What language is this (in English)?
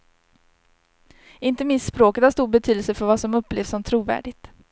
Swedish